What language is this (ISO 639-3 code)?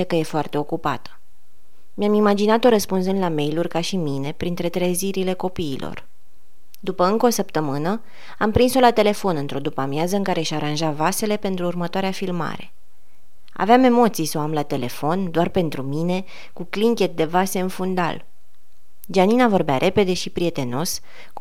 ron